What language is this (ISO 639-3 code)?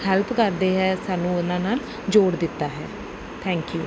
pan